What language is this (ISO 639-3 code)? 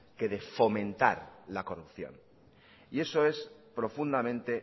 spa